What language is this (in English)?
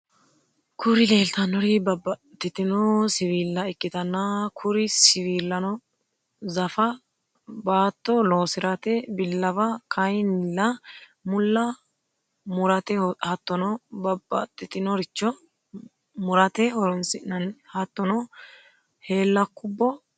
Sidamo